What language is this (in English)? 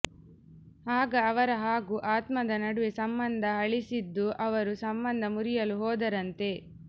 Kannada